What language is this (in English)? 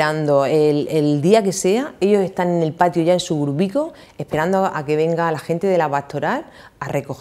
Spanish